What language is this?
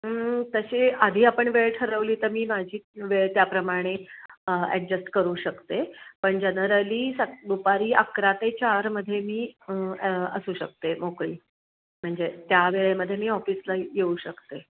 Marathi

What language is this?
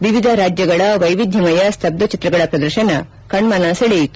Kannada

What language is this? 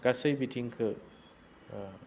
Bodo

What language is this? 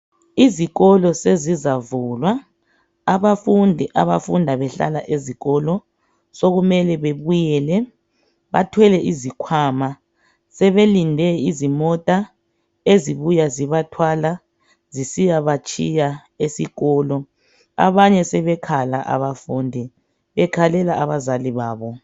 North Ndebele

